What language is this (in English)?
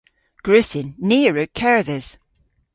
Cornish